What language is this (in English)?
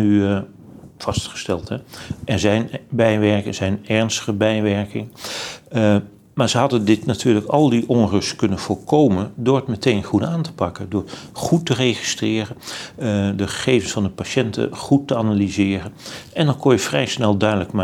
Dutch